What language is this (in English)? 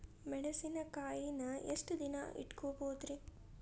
Kannada